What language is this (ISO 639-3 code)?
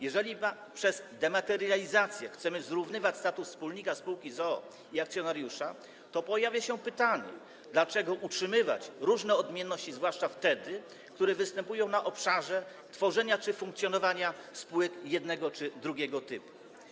pol